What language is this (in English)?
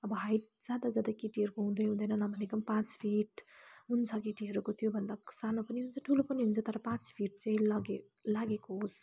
Nepali